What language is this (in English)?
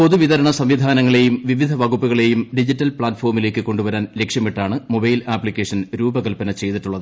Malayalam